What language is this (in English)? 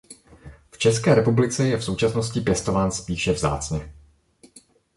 Czech